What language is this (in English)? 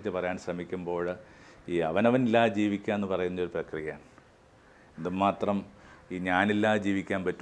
Malayalam